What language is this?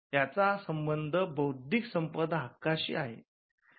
Marathi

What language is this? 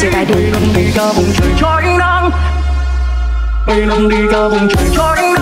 Vietnamese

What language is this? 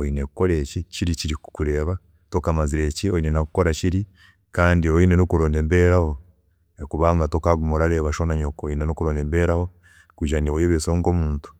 Chiga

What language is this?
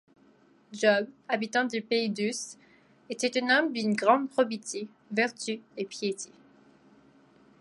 French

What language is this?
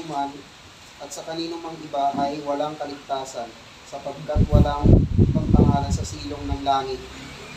Filipino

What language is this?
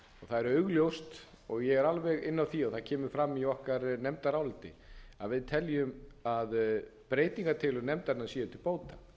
Icelandic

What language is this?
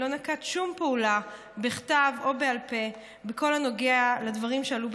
Hebrew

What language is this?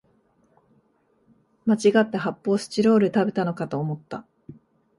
Japanese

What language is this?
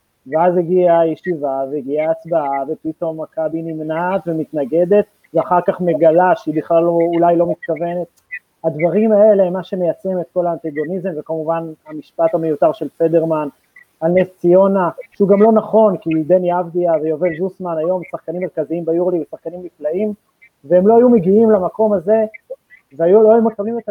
Hebrew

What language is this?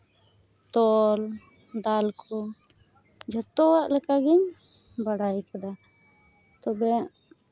Santali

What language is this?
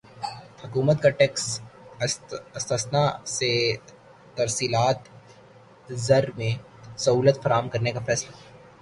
Urdu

